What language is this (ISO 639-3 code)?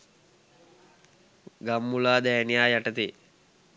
sin